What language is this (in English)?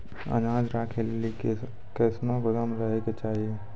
Maithili